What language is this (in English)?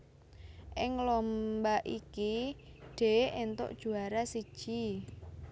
Javanese